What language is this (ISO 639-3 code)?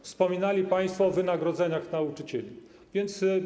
pol